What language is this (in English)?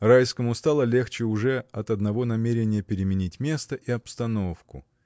Russian